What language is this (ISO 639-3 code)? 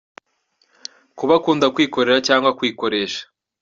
kin